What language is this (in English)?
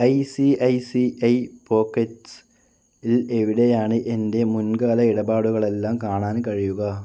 Malayalam